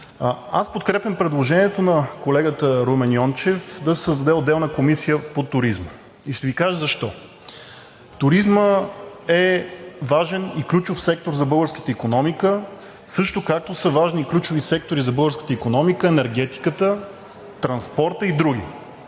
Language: Bulgarian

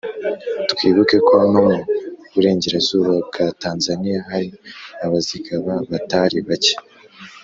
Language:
Kinyarwanda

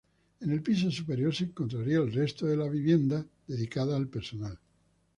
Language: Spanish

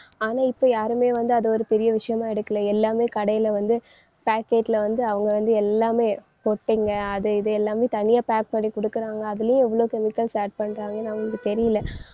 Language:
Tamil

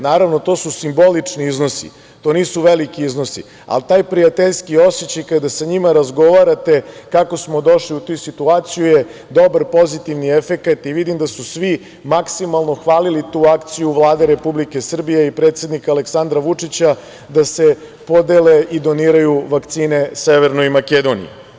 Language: Serbian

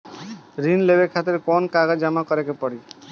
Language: Bhojpuri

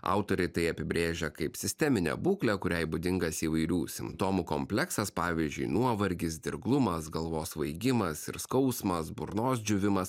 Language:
Lithuanian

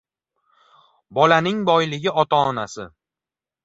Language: Uzbek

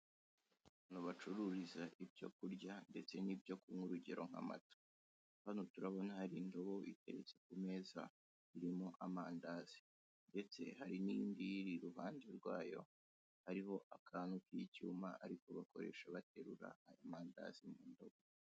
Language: Kinyarwanda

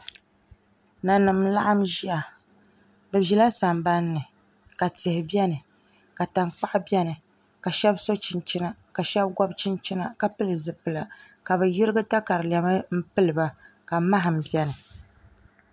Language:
Dagbani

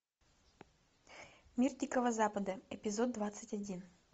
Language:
Russian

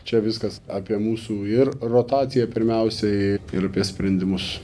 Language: Lithuanian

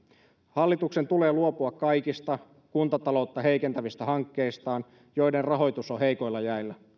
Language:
Finnish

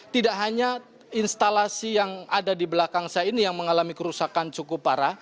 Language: Indonesian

